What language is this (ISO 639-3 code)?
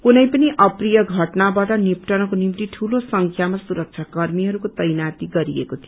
nep